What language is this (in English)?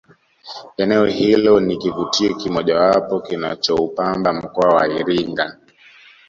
Swahili